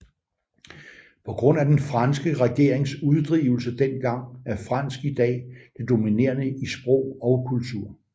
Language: Danish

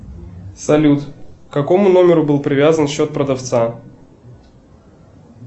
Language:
Russian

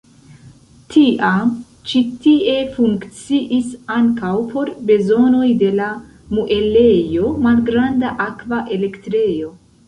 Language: Esperanto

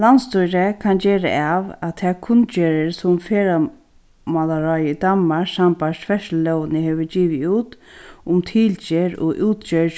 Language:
Faroese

